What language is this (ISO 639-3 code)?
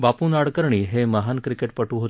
mar